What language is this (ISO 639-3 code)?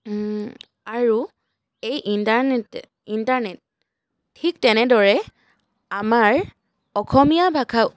asm